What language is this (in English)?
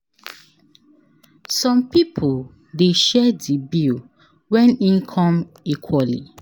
Nigerian Pidgin